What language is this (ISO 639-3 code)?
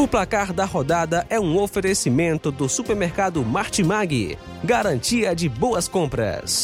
por